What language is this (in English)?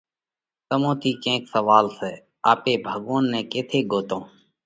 Parkari Koli